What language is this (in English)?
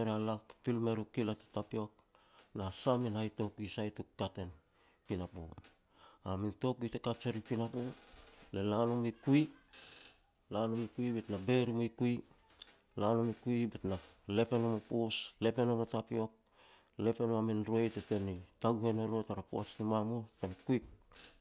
Petats